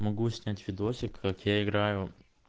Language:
Russian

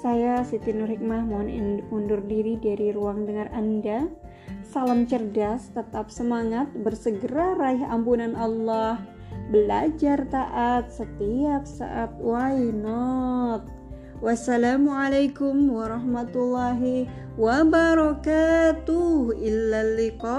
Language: Indonesian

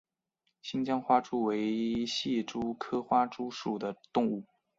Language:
Chinese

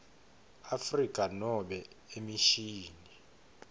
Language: Swati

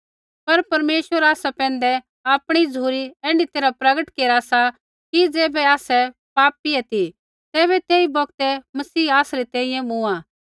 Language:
Kullu Pahari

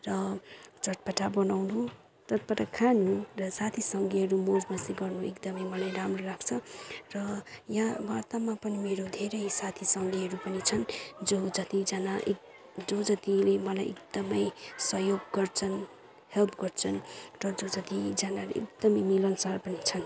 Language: Nepali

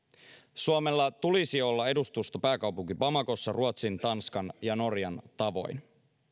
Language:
Finnish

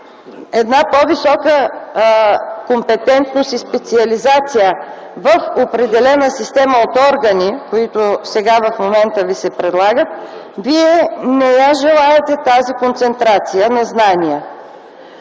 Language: Bulgarian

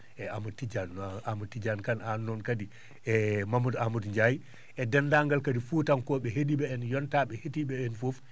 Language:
Fula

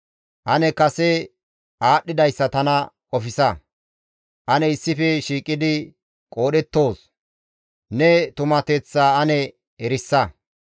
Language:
Gamo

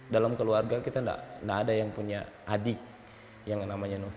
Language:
Indonesian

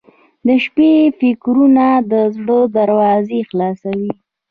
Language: Pashto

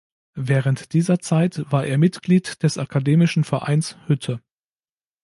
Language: German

